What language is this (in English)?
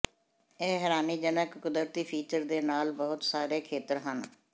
Punjabi